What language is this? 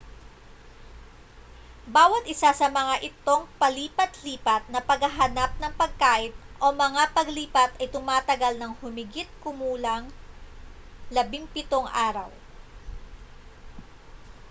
Filipino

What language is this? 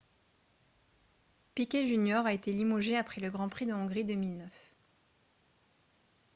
French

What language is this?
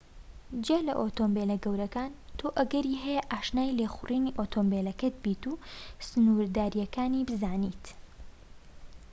Central Kurdish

